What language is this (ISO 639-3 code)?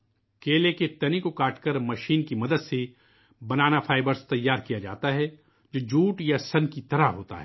urd